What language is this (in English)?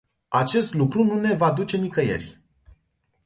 Romanian